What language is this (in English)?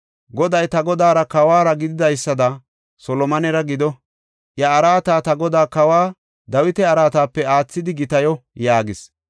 Gofa